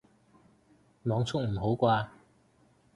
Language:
Cantonese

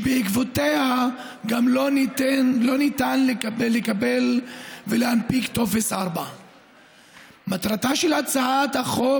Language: Hebrew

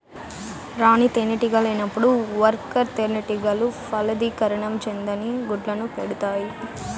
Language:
Telugu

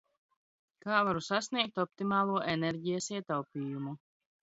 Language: Latvian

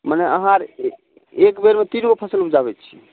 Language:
Maithili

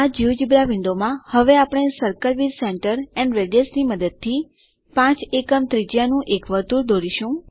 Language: Gujarati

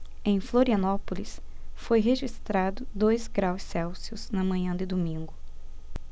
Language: Portuguese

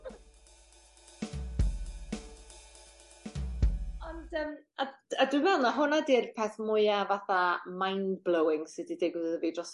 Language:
Welsh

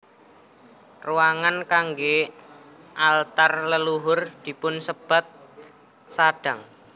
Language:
Javanese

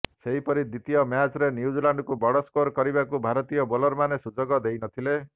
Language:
Odia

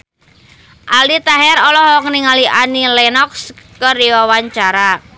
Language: Sundanese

